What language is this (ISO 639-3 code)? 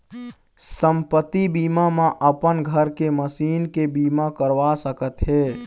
hne